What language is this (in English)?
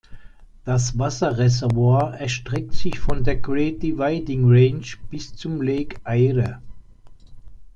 German